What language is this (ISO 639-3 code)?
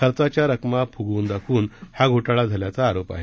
mar